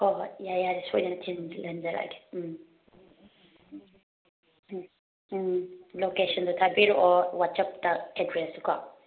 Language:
Manipuri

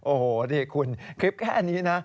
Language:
Thai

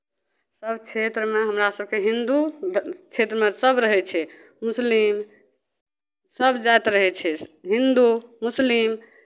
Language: Maithili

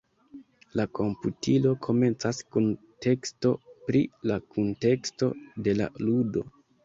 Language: Esperanto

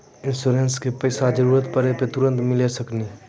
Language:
Maithili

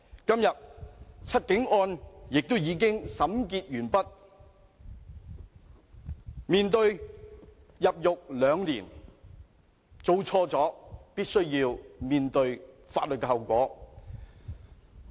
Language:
Cantonese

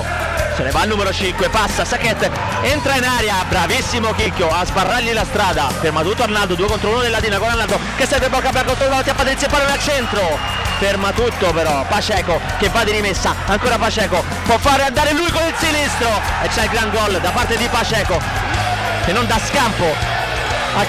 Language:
Italian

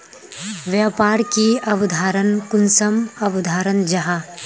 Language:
Magahi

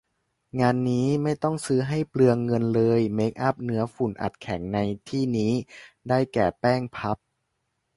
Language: Thai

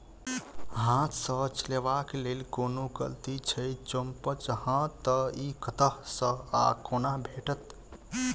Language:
Maithili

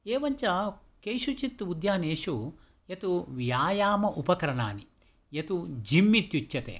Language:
Sanskrit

